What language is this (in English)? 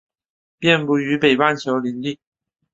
Chinese